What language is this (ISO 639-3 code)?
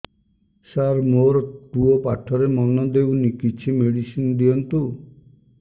ori